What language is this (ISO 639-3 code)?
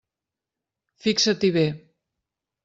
cat